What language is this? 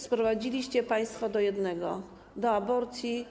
Polish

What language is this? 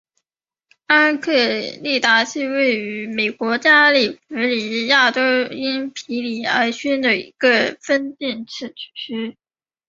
Chinese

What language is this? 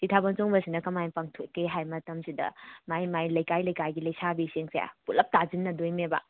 Manipuri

